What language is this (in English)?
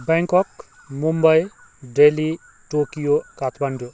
Nepali